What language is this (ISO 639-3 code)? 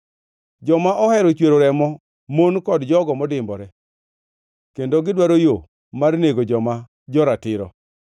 luo